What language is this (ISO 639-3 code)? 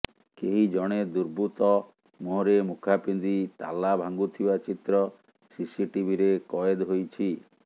ori